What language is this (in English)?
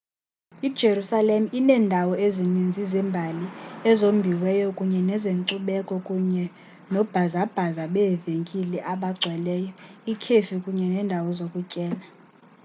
Xhosa